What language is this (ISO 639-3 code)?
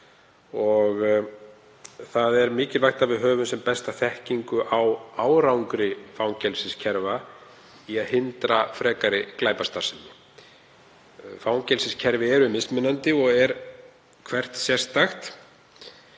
isl